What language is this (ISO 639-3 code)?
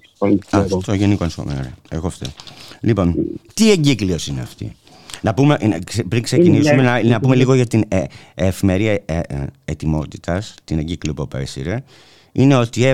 ell